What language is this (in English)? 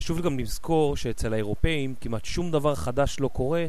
Hebrew